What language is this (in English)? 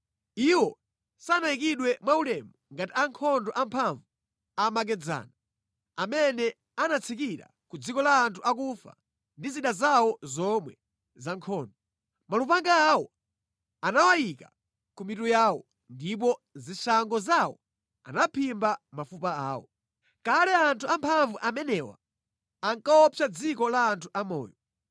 Nyanja